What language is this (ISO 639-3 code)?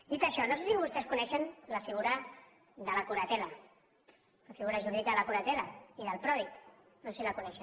cat